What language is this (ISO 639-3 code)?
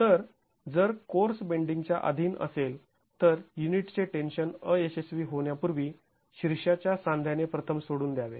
mar